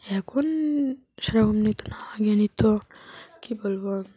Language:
Bangla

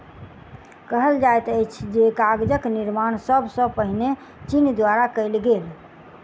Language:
Maithili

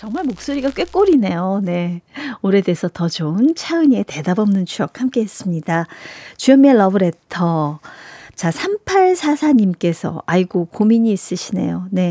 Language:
Korean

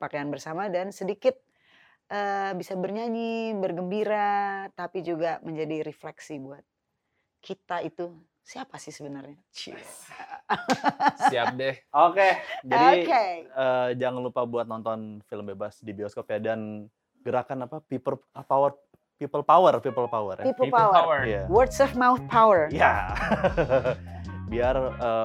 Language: Indonesian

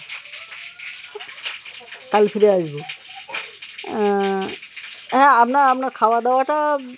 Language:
Bangla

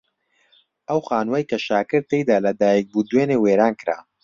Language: Central Kurdish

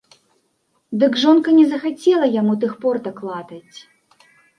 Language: Belarusian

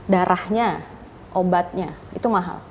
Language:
Indonesian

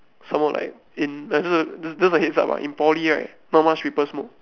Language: English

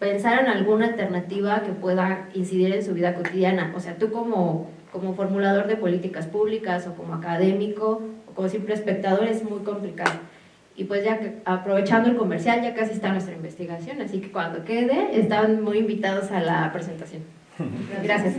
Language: Spanish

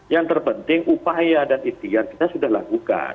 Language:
Indonesian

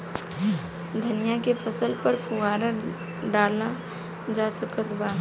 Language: Bhojpuri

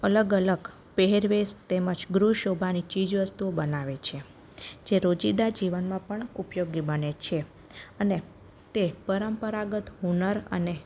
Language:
Gujarati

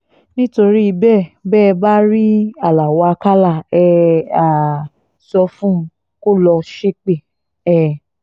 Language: Yoruba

